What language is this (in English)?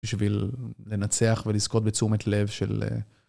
Hebrew